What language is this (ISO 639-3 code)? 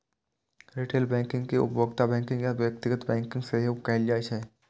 mai